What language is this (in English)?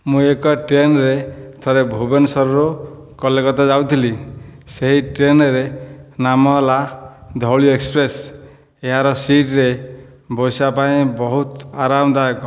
Odia